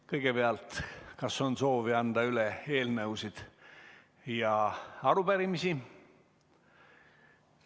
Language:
Estonian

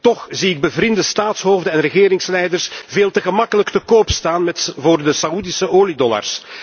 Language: Dutch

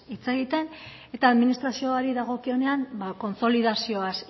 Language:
Basque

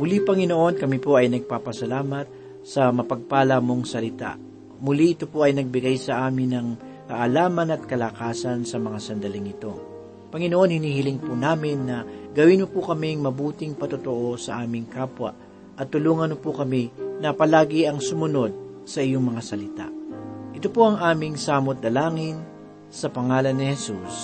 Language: Filipino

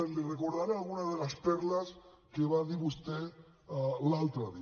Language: Catalan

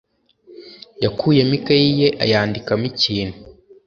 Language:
Kinyarwanda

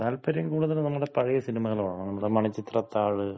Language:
Malayalam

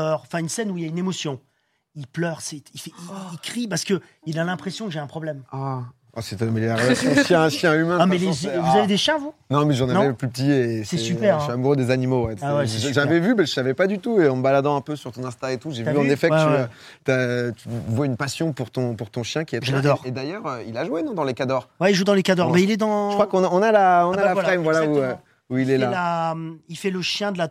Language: French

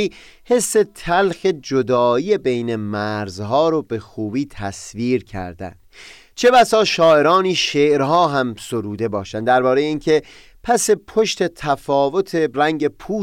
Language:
Persian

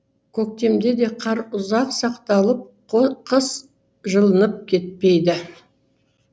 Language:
Kazakh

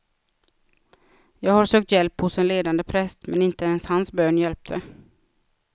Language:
Swedish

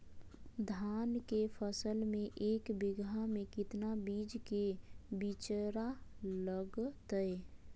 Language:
Magahi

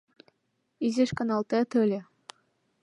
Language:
Mari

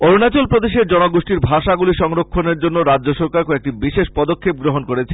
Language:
Bangla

